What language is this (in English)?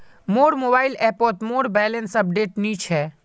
Magahi